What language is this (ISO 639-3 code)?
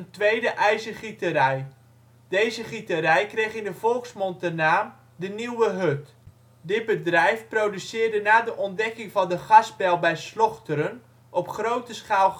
nld